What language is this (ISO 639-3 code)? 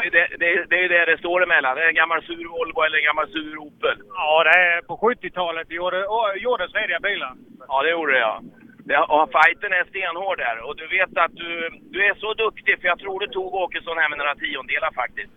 swe